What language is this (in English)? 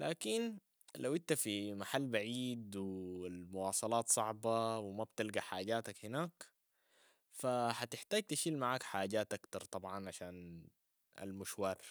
Sudanese Arabic